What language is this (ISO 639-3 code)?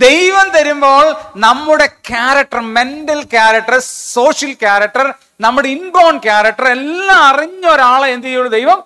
mal